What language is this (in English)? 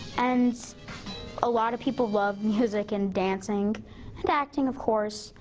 English